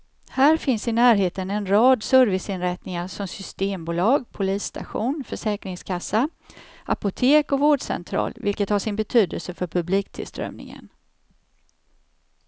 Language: Swedish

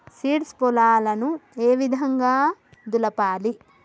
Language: Telugu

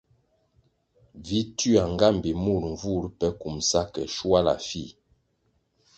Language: Kwasio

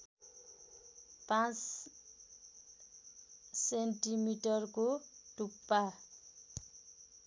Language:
Nepali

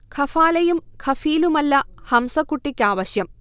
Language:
Malayalam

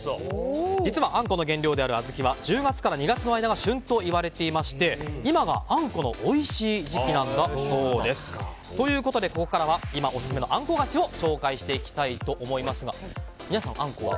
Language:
Japanese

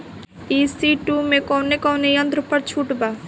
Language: Bhojpuri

